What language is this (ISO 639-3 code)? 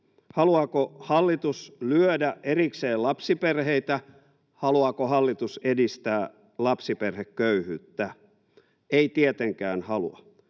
fin